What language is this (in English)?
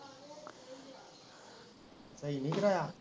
Punjabi